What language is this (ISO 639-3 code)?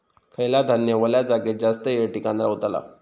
mar